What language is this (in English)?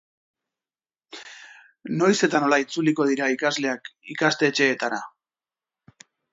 Basque